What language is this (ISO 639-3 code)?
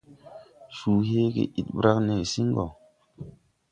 tui